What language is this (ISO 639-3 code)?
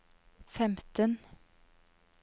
nor